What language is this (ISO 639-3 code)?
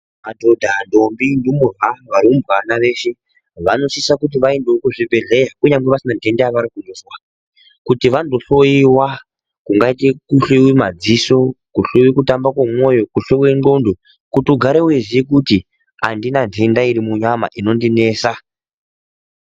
ndc